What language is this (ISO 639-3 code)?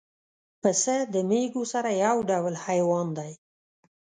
pus